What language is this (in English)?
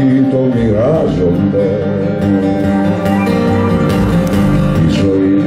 Greek